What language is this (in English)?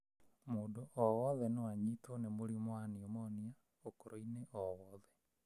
Kikuyu